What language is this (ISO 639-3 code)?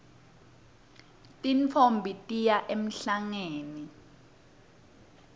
ssw